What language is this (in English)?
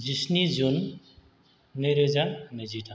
Bodo